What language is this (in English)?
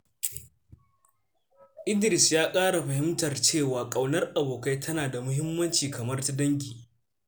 Hausa